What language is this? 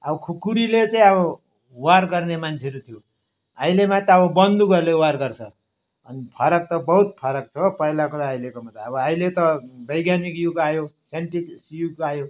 Nepali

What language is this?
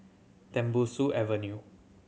English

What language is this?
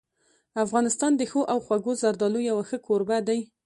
Pashto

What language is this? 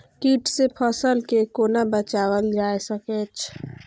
Maithili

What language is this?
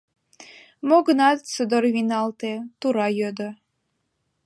Mari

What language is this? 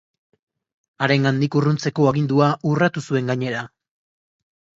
Basque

